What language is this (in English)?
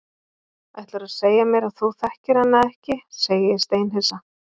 Icelandic